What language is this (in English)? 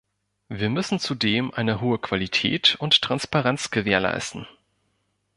German